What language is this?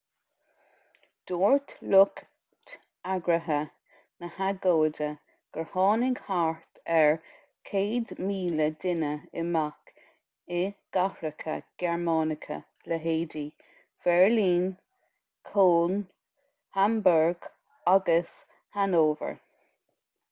Irish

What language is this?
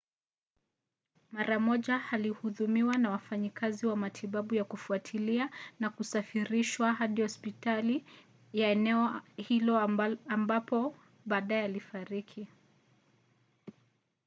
Swahili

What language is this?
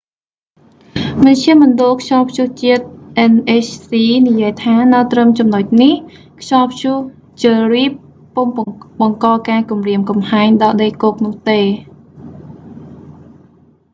Khmer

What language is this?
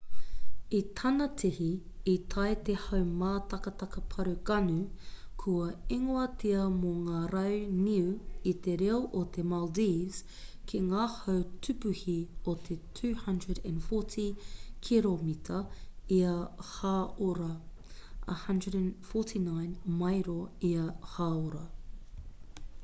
Māori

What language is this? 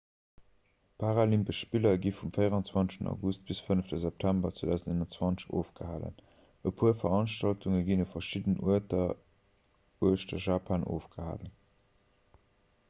Luxembourgish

